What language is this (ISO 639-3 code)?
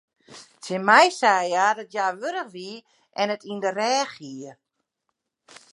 fry